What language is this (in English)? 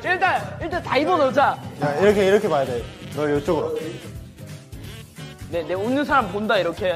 Korean